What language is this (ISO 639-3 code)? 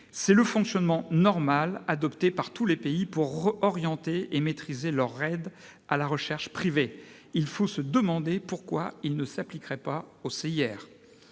fra